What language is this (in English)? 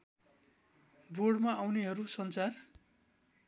Nepali